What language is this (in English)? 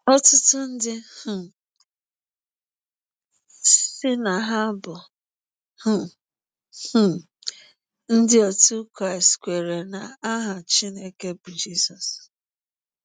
Igbo